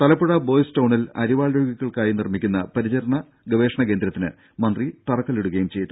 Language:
Malayalam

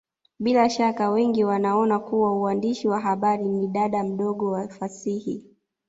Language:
Swahili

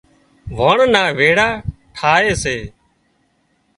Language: Wadiyara Koli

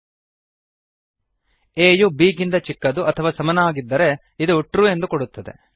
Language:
Kannada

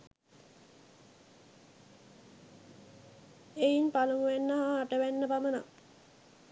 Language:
Sinhala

